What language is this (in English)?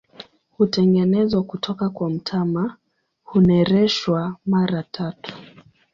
Swahili